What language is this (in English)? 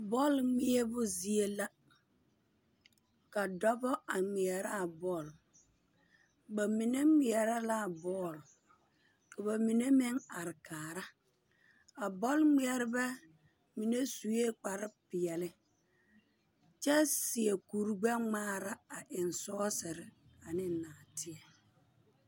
Southern Dagaare